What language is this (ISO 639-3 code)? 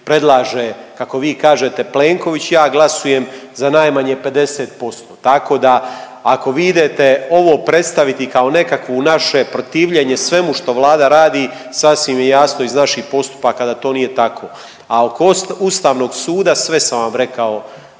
hrv